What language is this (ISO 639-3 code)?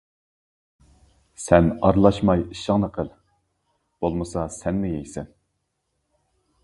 uig